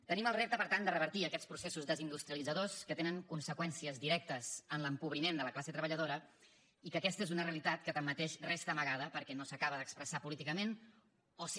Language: Catalan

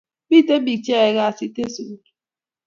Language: Kalenjin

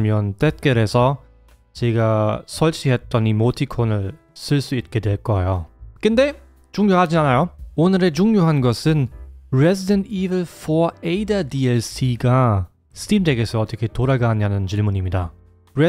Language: Korean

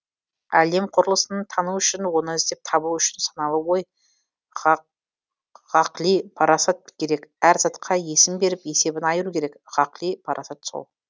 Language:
Kazakh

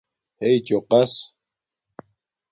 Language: Domaaki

